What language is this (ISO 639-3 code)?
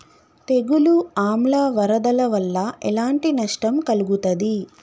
tel